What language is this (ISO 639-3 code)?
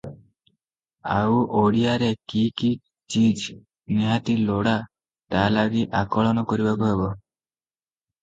ori